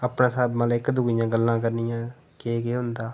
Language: Dogri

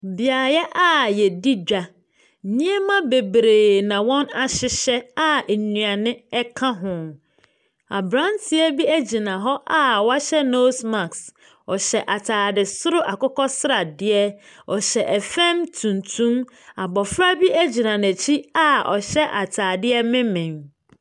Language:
Akan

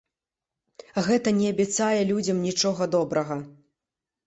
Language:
Belarusian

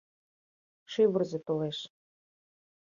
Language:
Mari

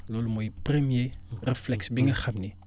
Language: Wolof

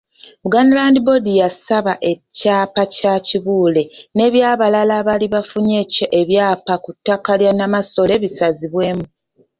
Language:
Ganda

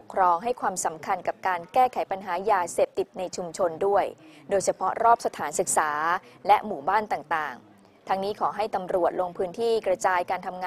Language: Thai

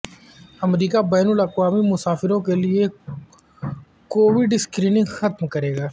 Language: Urdu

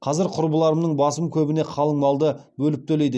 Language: Kazakh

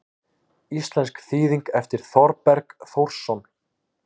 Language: Icelandic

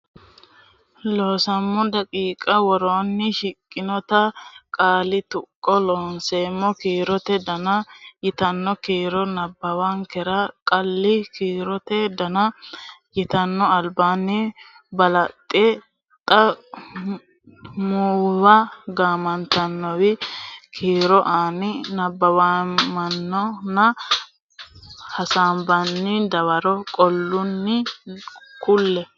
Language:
Sidamo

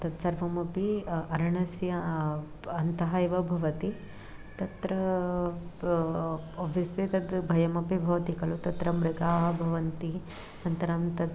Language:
Sanskrit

